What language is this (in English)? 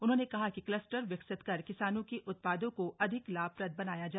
Hindi